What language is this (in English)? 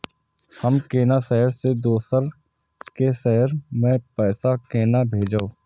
Maithili